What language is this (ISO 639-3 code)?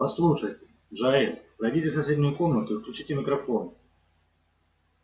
rus